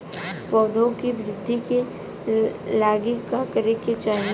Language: Bhojpuri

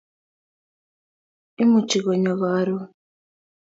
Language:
Kalenjin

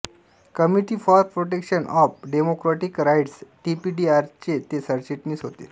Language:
Marathi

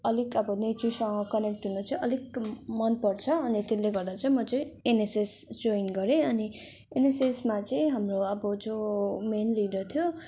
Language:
Nepali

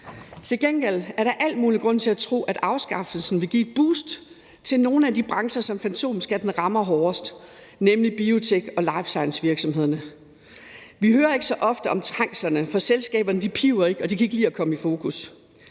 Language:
Danish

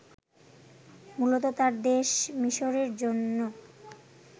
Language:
Bangla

